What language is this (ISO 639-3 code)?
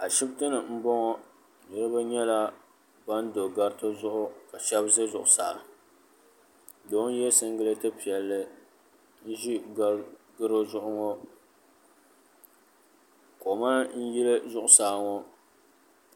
dag